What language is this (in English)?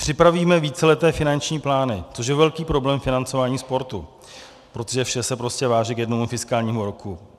Czech